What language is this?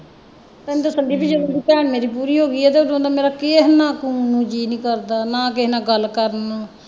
Punjabi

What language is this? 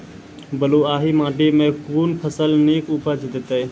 Maithili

